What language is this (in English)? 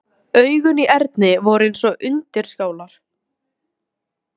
Icelandic